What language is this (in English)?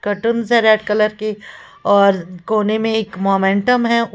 Hindi